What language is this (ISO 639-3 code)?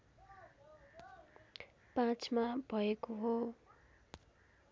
nep